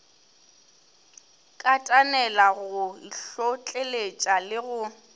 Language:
Northern Sotho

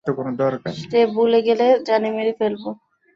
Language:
Bangla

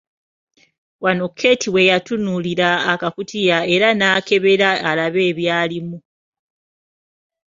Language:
Ganda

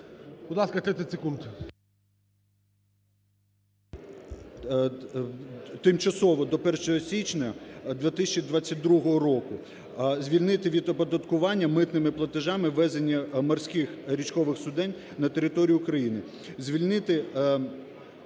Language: Ukrainian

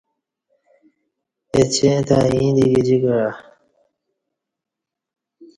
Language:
Kati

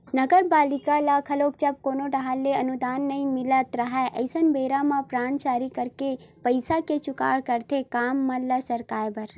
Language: Chhattisgarhi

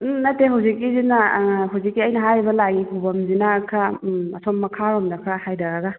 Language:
Manipuri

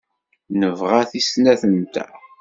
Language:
Kabyle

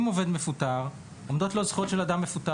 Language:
Hebrew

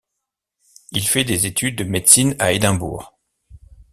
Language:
French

